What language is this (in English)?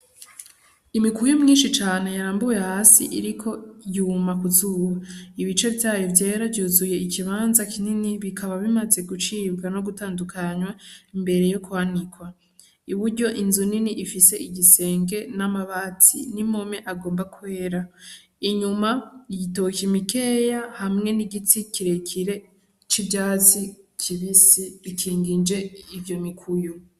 Rundi